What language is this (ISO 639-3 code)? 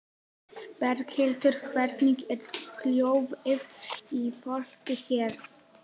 isl